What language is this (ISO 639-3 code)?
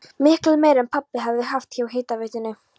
isl